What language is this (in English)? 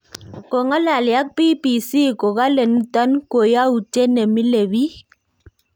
Kalenjin